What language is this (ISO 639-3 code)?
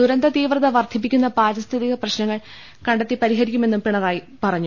mal